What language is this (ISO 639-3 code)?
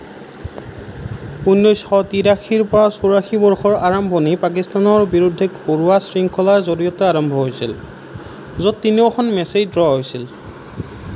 asm